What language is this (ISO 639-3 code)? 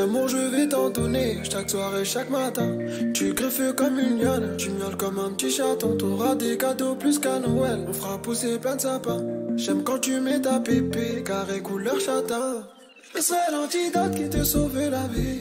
ron